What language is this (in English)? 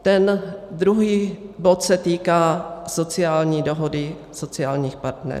Czech